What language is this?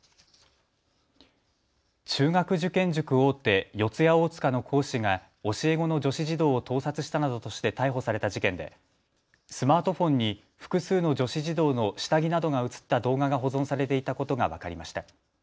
Japanese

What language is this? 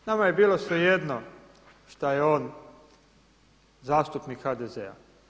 Croatian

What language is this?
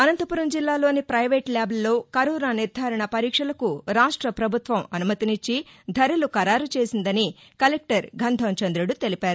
Telugu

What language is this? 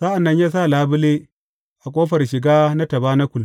Hausa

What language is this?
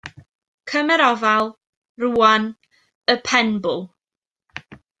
Welsh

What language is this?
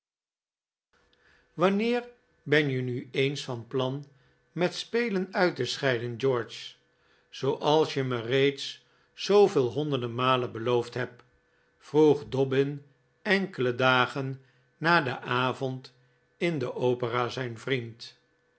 Dutch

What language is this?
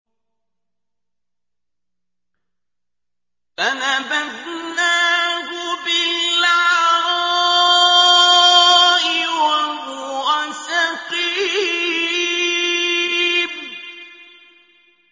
Arabic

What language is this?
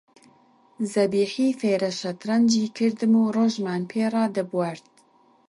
Central Kurdish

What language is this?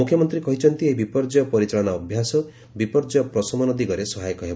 Odia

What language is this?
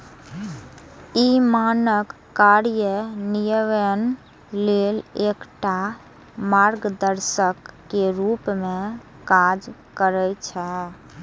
Maithili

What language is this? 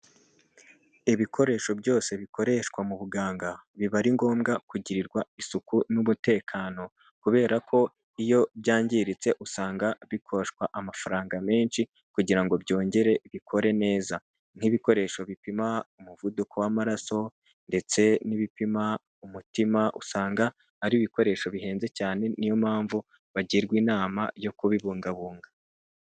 Kinyarwanda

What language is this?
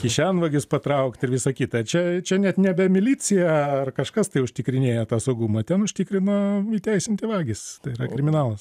Lithuanian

